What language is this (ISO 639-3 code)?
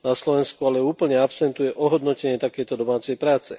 slk